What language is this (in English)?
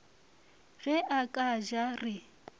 Northern Sotho